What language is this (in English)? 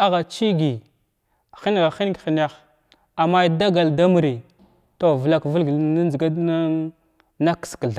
Glavda